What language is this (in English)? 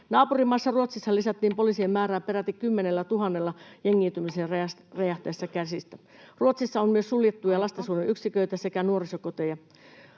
Finnish